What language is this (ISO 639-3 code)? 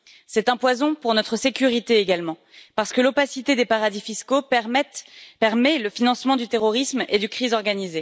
fra